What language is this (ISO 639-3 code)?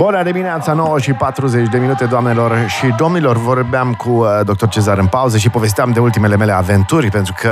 ron